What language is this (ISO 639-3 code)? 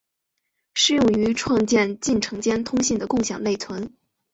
zho